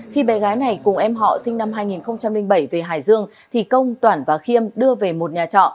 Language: Vietnamese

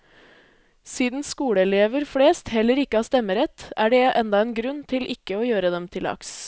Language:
Norwegian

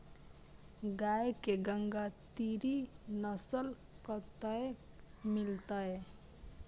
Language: Maithili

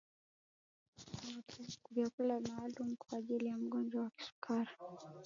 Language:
Swahili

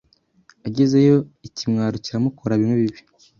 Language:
Kinyarwanda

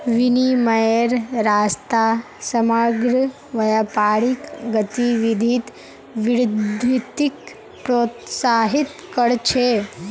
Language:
Magahi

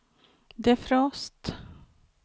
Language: Swedish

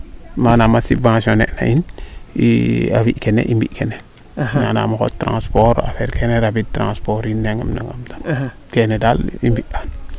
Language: Serer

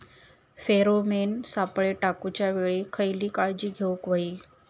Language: Marathi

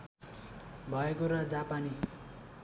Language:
Nepali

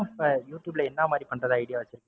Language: Tamil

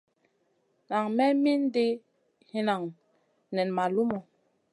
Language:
Masana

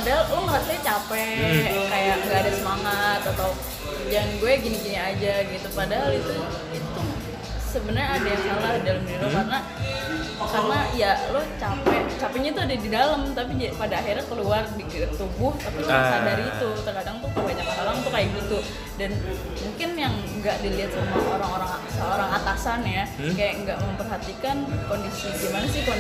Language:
Indonesian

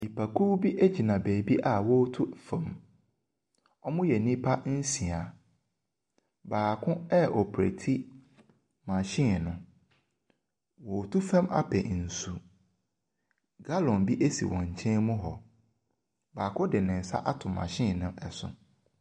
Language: Akan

